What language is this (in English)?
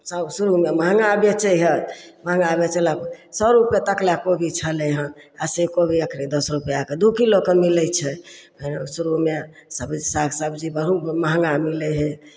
Maithili